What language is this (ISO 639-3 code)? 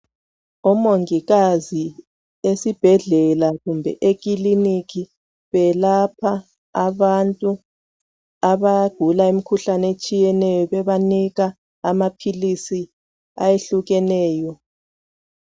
nde